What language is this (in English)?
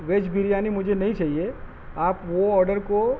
Urdu